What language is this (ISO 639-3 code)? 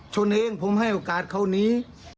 tha